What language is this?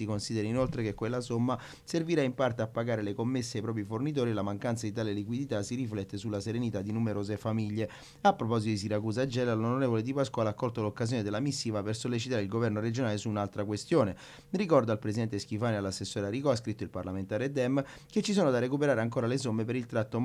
Italian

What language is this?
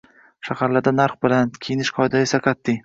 Uzbek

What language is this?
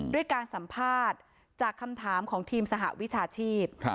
Thai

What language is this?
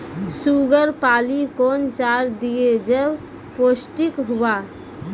Maithili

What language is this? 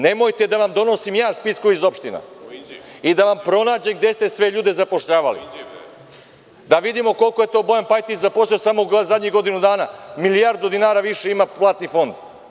Serbian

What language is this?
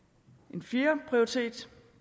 Danish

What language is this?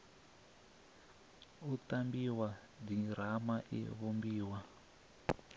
Venda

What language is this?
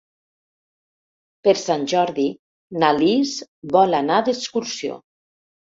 Catalan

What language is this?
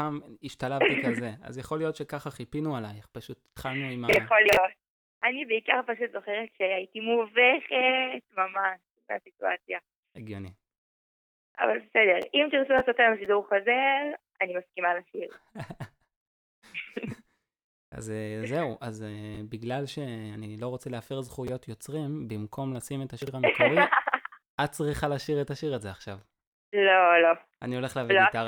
Hebrew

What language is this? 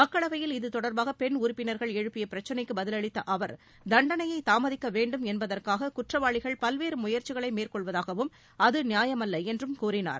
Tamil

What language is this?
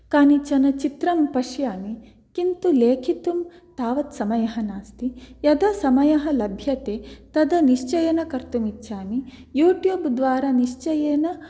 Sanskrit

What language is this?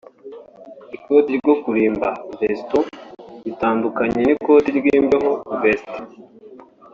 Kinyarwanda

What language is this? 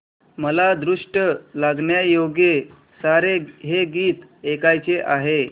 Marathi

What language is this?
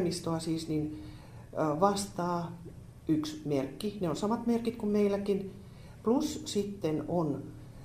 Finnish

